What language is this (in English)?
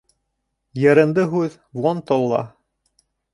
Bashkir